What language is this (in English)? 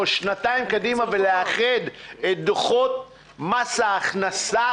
Hebrew